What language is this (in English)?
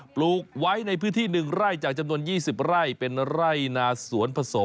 Thai